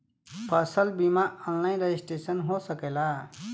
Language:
Bhojpuri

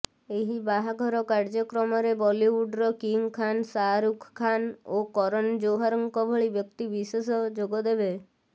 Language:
Odia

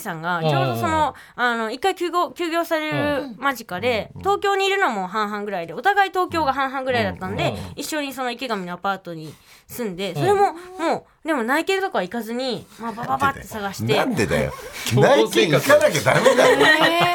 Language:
Japanese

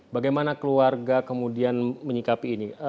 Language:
Indonesian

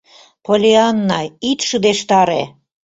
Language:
Mari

